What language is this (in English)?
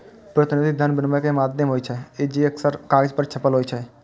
Maithili